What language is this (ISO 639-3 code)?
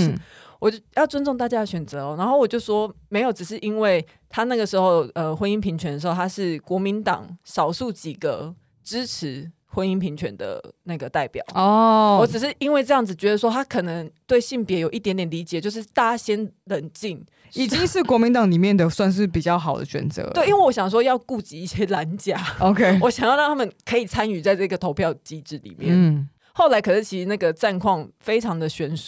zho